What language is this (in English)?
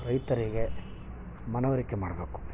Kannada